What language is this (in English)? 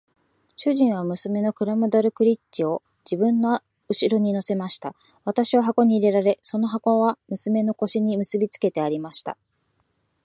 Japanese